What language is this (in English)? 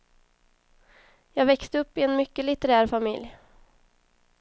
Swedish